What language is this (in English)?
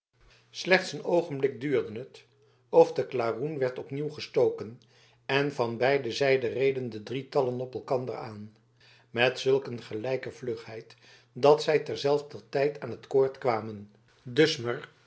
Dutch